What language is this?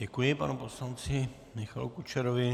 Czech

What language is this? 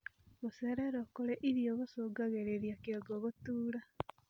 Kikuyu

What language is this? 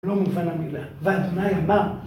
Hebrew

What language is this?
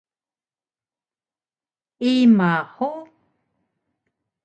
Taroko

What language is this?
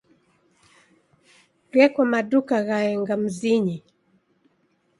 Taita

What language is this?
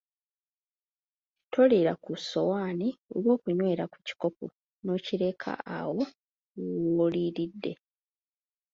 Ganda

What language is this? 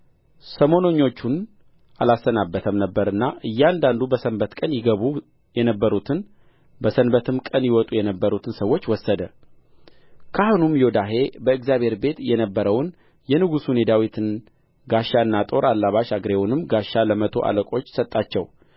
Amharic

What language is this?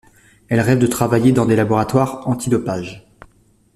French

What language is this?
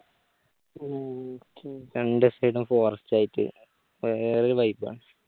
Malayalam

